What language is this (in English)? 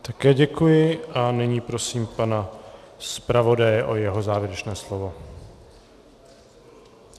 Czech